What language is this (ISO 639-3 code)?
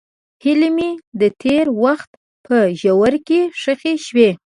pus